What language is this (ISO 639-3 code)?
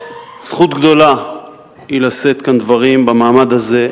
heb